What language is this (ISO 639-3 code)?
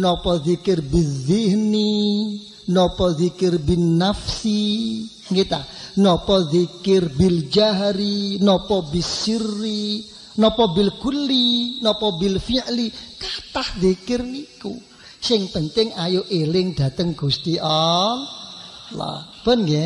ind